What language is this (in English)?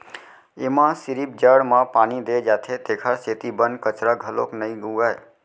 Chhattisgarhi